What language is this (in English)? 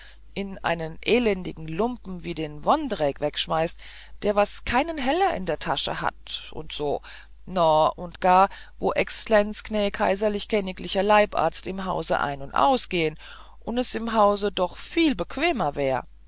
German